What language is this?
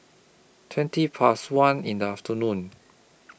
English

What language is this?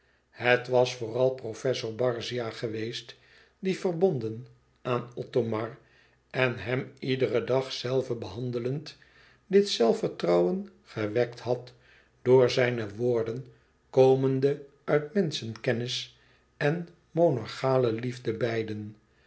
Dutch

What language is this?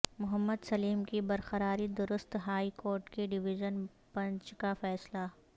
Urdu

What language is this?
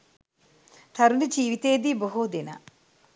Sinhala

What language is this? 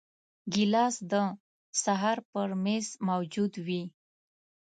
Pashto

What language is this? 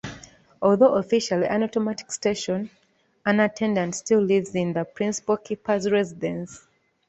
English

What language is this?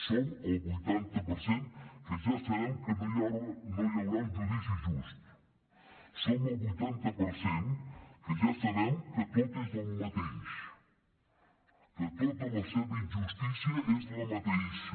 Catalan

